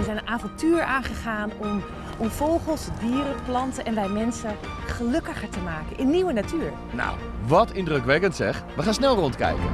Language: Dutch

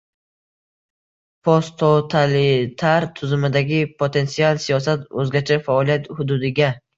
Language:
Uzbek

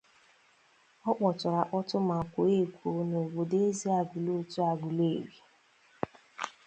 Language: Igbo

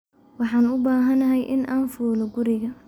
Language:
Somali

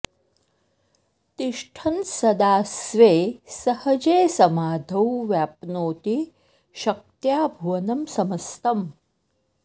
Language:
Sanskrit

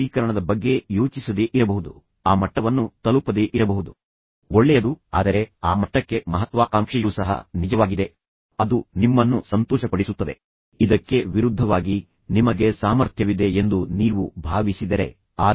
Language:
Kannada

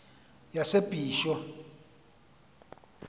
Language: Xhosa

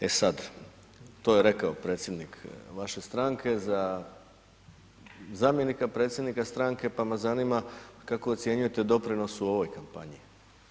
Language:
Croatian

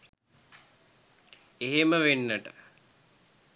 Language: Sinhala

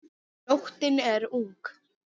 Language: Icelandic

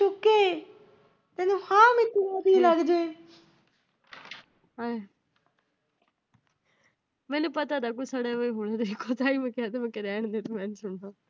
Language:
Punjabi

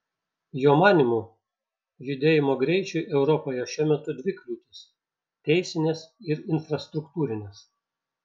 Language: Lithuanian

